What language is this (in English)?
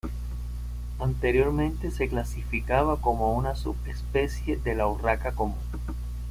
Spanish